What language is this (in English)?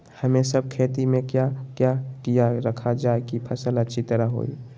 Magahi